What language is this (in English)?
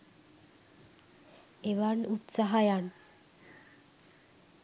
Sinhala